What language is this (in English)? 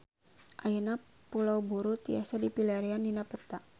Sundanese